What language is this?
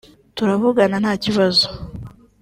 Kinyarwanda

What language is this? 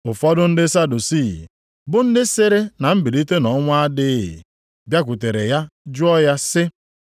Igbo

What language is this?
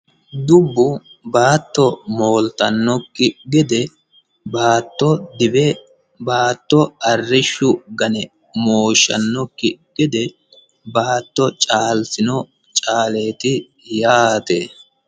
Sidamo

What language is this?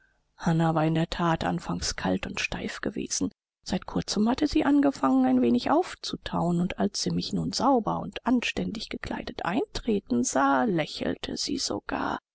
German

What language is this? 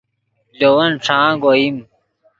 Yidgha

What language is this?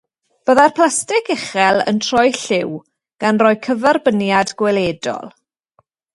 Welsh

